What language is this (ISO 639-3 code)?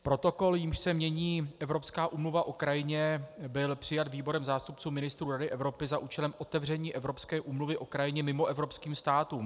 ces